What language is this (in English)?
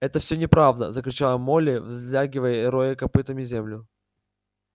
Russian